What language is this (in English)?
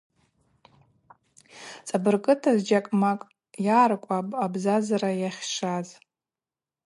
Abaza